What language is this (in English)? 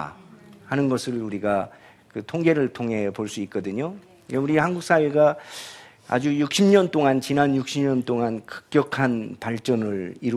Korean